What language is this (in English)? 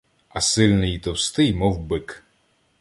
Ukrainian